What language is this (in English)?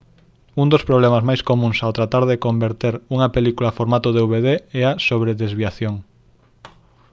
Galician